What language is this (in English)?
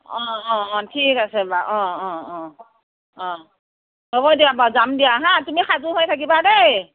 Assamese